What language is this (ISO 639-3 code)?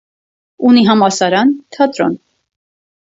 hye